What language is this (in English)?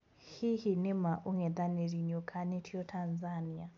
Kikuyu